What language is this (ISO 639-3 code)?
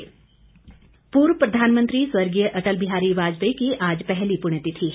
hin